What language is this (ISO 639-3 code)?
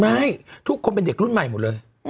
tha